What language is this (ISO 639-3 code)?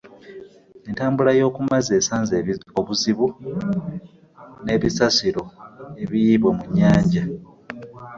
lug